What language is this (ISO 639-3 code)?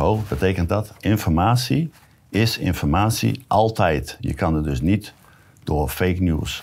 nld